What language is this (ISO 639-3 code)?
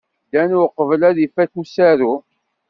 kab